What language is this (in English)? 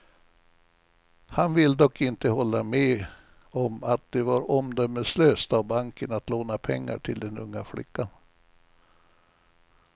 Swedish